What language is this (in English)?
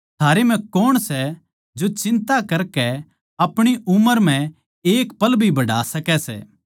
Haryanvi